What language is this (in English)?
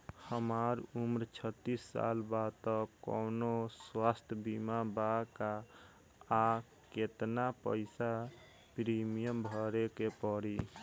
Bhojpuri